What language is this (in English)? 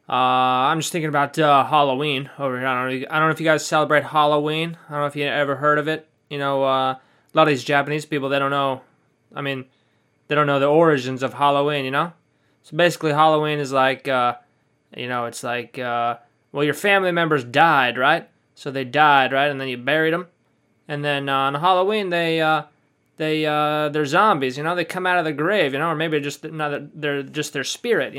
English